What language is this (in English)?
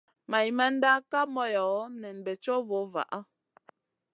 Masana